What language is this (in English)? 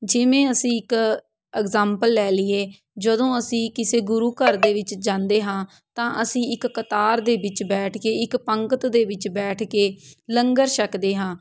Punjabi